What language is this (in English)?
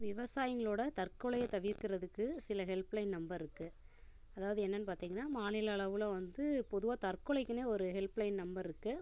Tamil